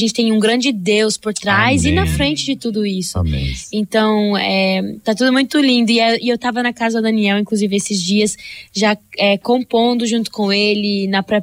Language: Portuguese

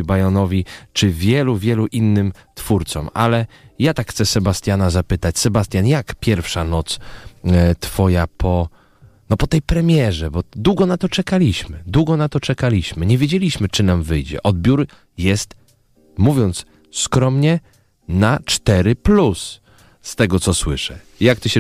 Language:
Polish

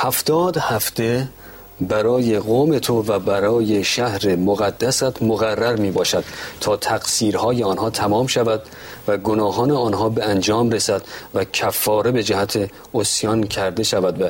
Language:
Persian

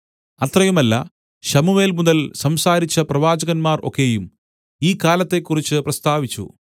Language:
Malayalam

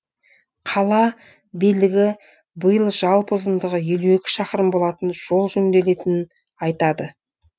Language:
Kazakh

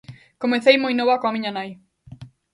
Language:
Galician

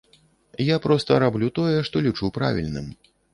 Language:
Belarusian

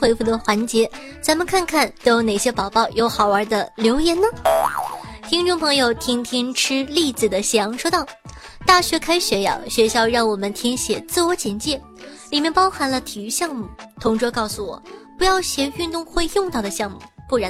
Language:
Chinese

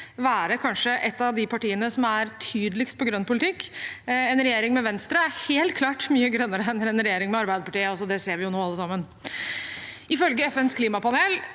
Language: Norwegian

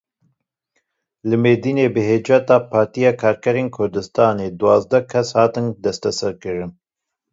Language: Kurdish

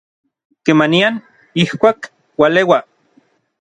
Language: Orizaba Nahuatl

